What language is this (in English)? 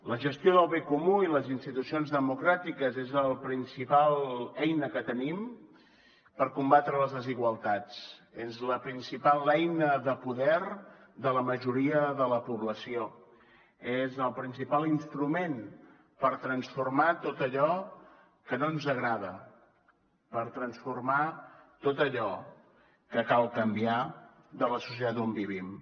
Catalan